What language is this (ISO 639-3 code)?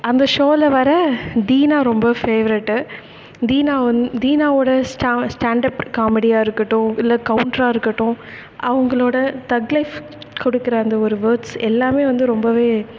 tam